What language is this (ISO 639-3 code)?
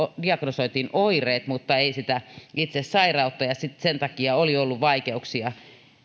fin